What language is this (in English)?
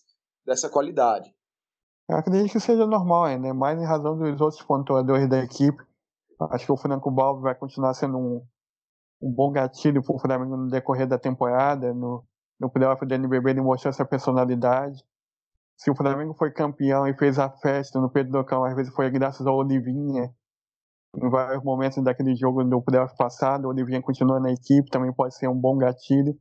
Portuguese